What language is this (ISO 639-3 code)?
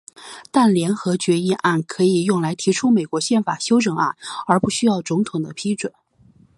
zho